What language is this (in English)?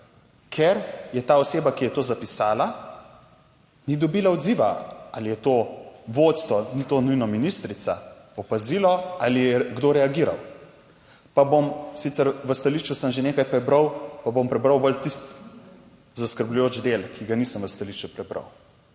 Slovenian